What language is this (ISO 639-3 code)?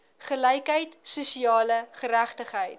afr